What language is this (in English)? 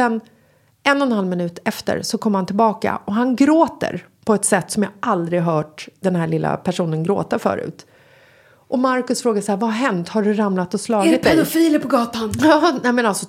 Swedish